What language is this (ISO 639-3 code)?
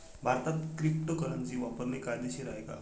mar